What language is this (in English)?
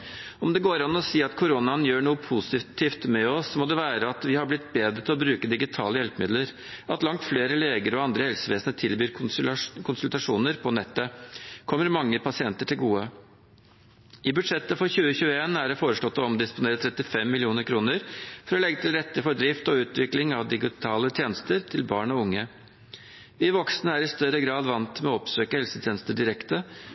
Norwegian Bokmål